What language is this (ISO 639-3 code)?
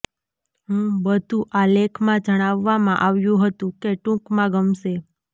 guj